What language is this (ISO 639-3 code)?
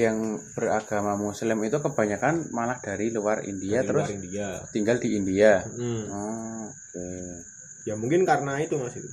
ind